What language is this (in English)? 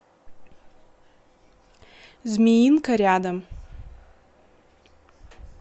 Russian